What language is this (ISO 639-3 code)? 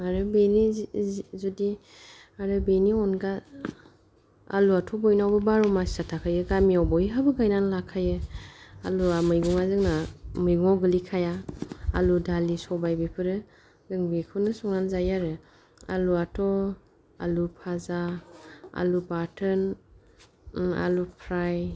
brx